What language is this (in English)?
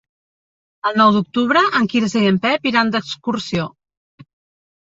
Catalan